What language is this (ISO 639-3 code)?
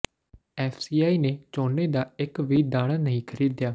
pan